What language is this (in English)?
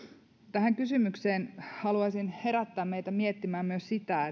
Finnish